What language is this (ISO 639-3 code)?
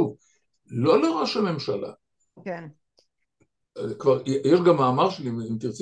heb